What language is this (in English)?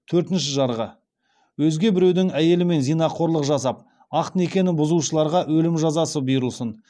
Kazakh